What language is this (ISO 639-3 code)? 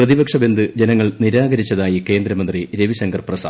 mal